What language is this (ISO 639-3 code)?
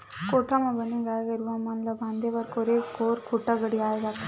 hne